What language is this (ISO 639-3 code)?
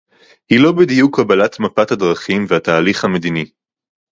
heb